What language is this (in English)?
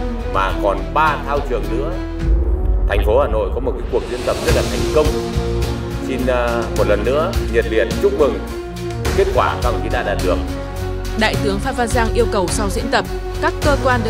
Vietnamese